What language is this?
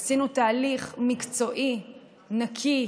Hebrew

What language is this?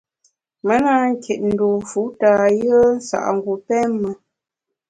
Bamun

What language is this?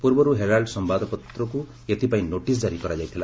Odia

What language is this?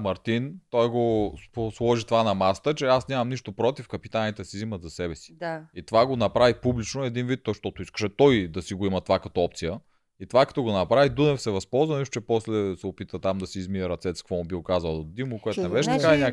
Bulgarian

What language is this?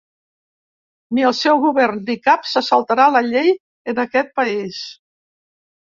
Catalan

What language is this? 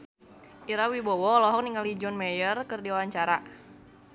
Sundanese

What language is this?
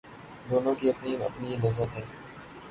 Urdu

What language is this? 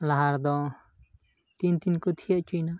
Santali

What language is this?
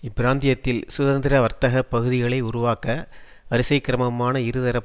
Tamil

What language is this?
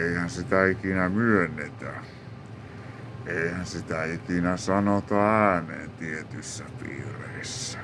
Finnish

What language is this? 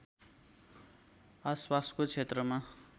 Nepali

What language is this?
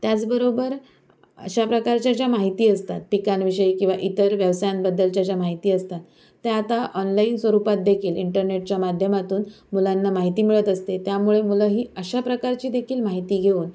Marathi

